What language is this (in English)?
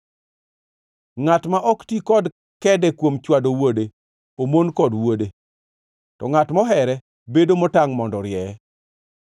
Luo (Kenya and Tanzania)